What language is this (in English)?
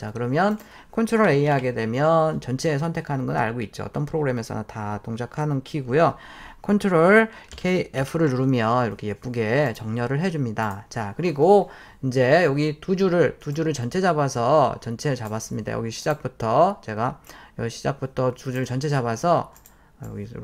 Korean